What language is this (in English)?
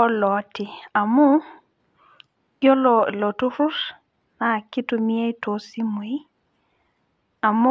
Masai